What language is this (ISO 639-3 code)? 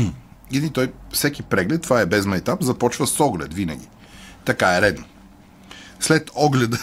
bul